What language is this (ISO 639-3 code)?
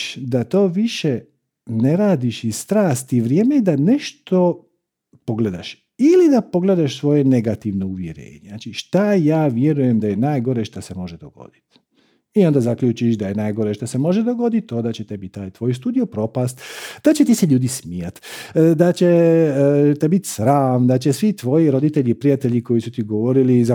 hrv